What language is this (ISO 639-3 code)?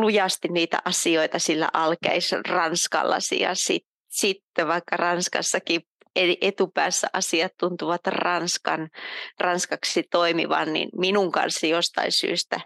fin